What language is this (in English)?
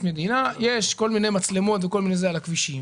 Hebrew